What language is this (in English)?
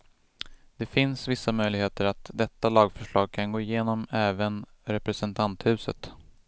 Swedish